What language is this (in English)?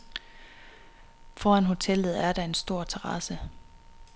Danish